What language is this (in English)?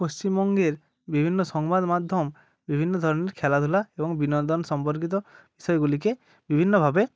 Bangla